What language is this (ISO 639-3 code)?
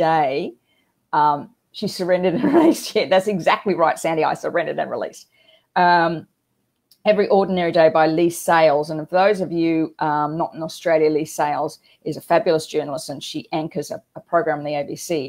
eng